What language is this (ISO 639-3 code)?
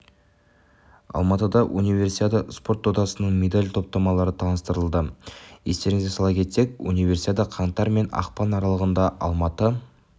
kaz